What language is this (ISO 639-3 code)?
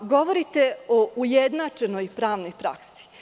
srp